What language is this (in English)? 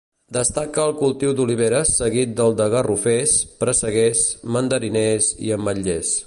Catalan